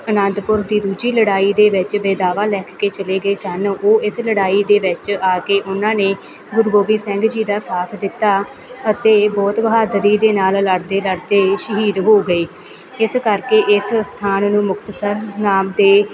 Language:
Punjabi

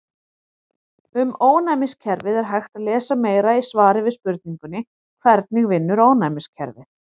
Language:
Icelandic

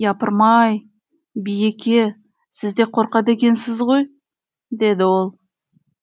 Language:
Kazakh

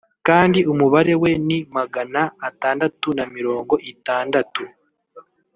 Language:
Kinyarwanda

